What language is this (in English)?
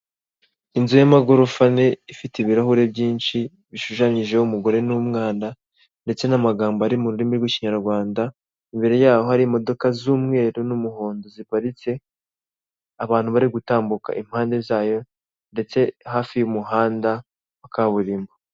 Kinyarwanda